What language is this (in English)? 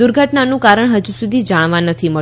Gujarati